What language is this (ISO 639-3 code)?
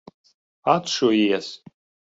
lav